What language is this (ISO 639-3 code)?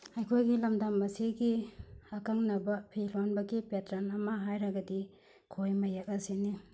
mni